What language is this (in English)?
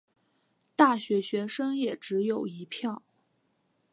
Chinese